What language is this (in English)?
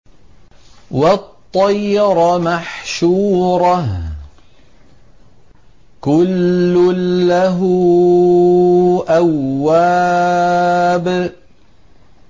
Arabic